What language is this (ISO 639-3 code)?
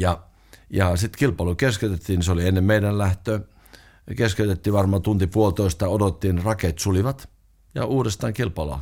fin